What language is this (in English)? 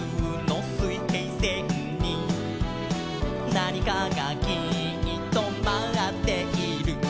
Japanese